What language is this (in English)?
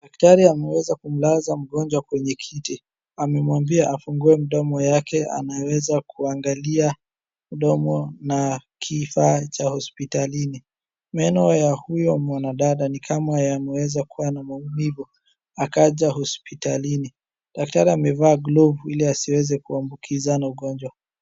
Swahili